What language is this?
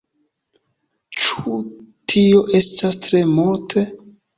Esperanto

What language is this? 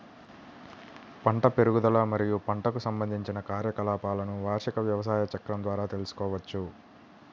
Telugu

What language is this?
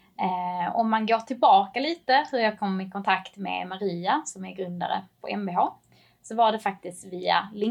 Swedish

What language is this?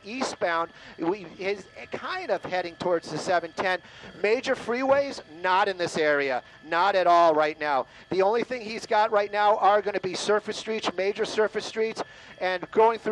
English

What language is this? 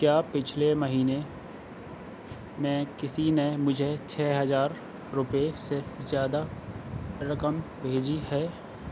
Urdu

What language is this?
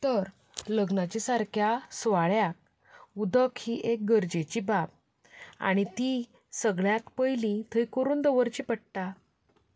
Konkani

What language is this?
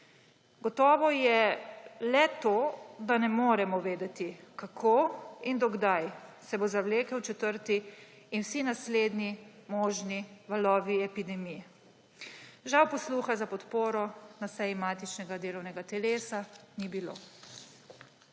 Slovenian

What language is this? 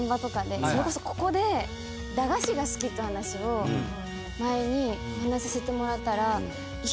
Japanese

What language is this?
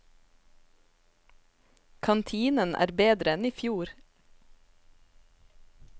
Norwegian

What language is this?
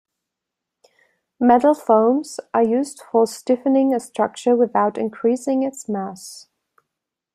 English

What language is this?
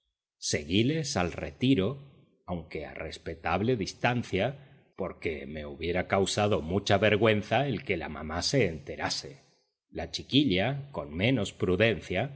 Spanish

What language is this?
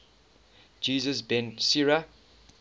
English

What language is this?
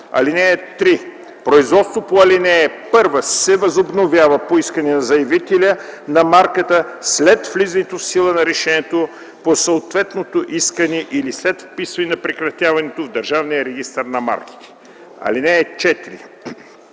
Bulgarian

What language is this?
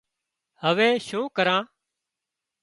Wadiyara Koli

